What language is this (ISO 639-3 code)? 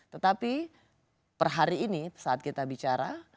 ind